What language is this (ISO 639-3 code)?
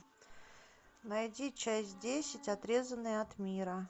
rus